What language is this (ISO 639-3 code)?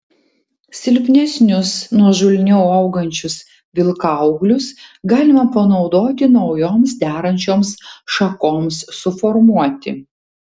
lit